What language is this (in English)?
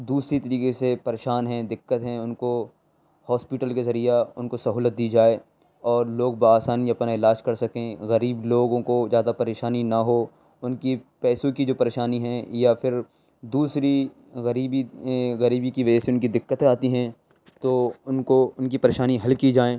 Urdu